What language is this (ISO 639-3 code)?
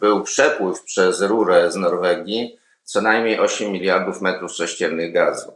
pol